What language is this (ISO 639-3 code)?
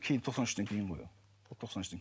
kaz